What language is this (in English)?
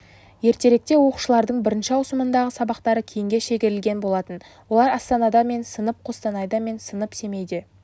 Kazakh